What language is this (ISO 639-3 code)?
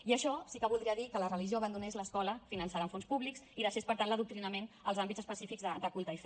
cat